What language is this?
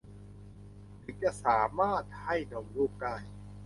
Thai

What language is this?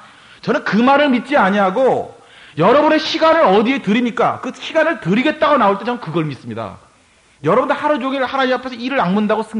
Korean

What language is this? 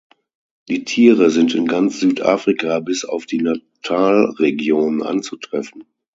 German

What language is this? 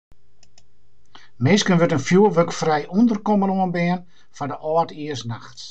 Western Frisian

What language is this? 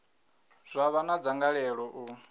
Venda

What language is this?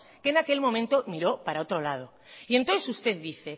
Spanish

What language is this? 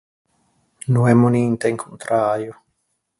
Ligurian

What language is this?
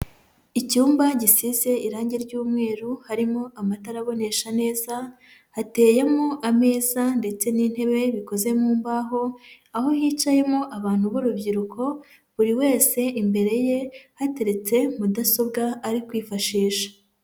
Kinyarwanda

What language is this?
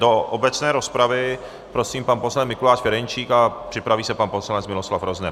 Czech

